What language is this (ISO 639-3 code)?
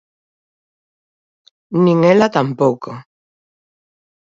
glg